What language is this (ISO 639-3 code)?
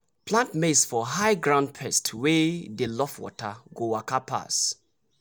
pcm